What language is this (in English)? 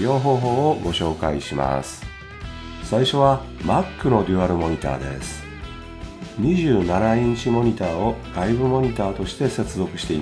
Japanese